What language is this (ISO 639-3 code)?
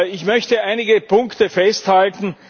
deu